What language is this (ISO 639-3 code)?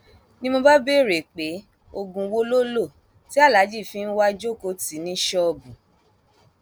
yor